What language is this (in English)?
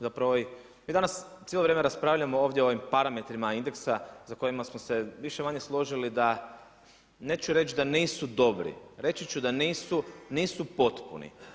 Croatian